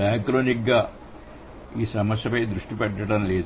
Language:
Telugu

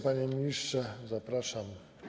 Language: Polish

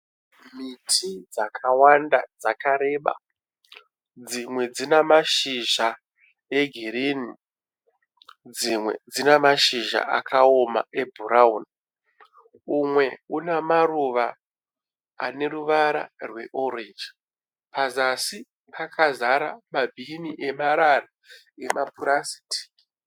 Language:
Shona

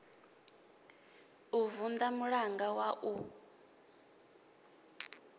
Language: Venda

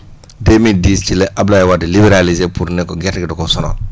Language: Wolof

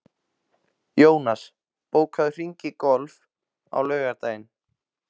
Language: Icelandic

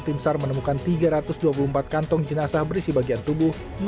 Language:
Indonesian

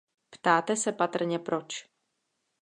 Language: Czech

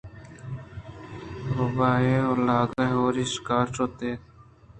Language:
Eastern Balochi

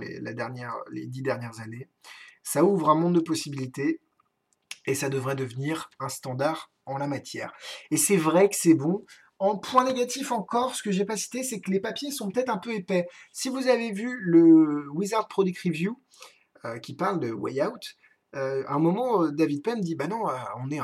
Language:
French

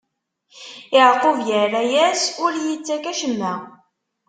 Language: Kabyle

